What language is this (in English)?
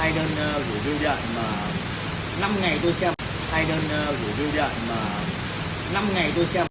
Vietnamese